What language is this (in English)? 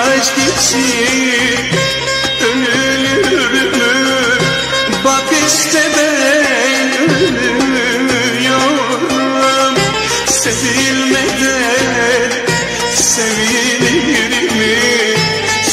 Romanian